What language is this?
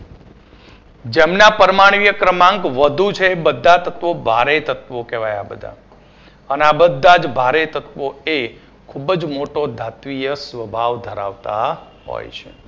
Gujarati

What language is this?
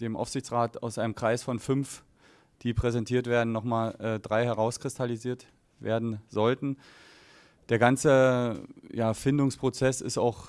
German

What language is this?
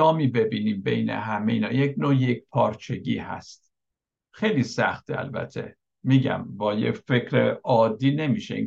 Persian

